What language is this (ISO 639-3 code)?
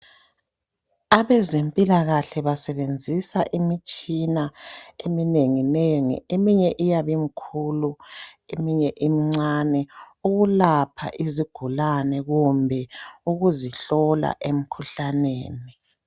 nde